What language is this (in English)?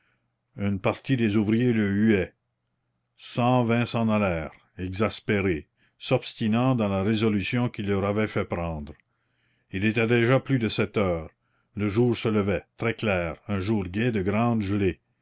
French